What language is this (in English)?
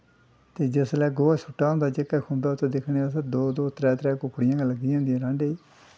Dogri